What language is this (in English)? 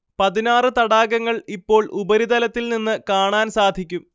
Malayalam